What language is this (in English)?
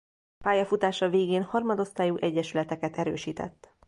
Hungarian